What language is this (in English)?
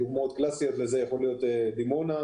Hebrew